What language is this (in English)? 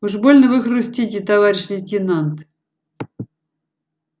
Russian